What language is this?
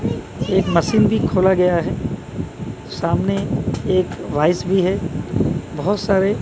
Hindi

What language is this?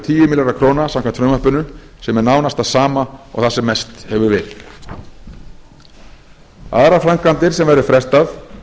Icelandic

